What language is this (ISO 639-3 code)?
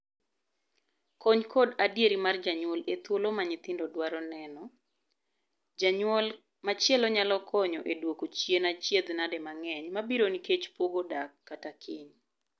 luo